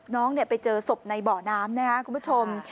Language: Thai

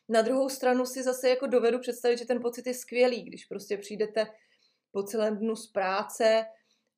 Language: Czech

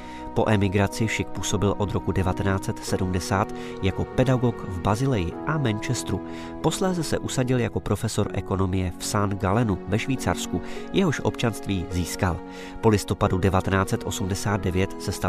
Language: Czech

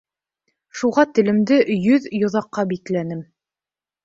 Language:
Bashkir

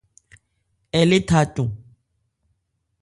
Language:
Ebrié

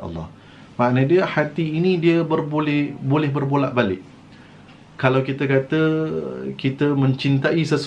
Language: Malay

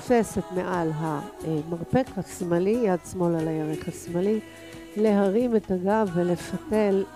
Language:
Hebrew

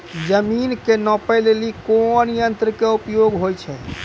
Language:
Maithili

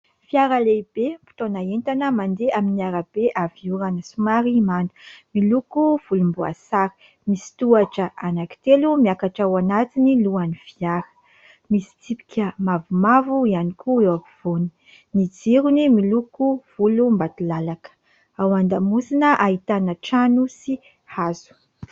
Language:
Malagasy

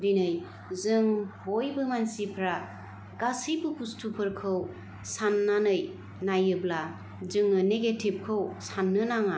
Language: Bodo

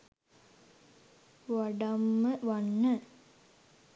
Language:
Sinhala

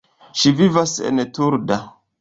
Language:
Esperanto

